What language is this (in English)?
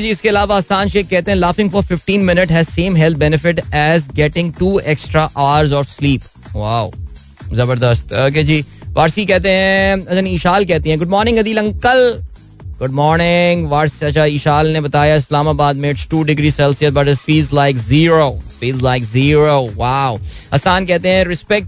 Hindi